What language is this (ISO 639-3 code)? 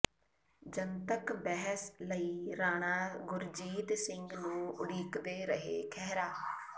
pan